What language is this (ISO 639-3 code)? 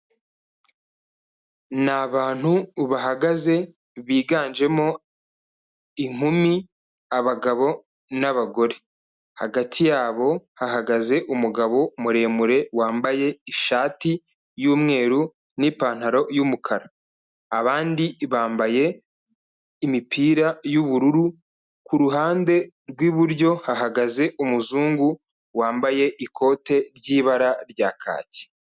kin